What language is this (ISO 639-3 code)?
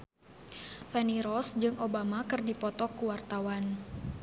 sun